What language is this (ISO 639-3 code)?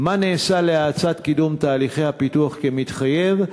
heb